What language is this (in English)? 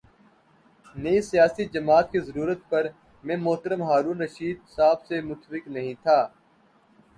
Urdu